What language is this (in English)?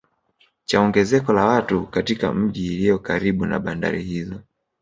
Swahili